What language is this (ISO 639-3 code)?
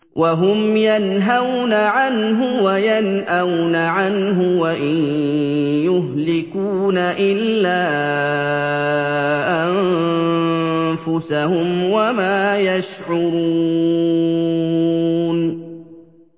ara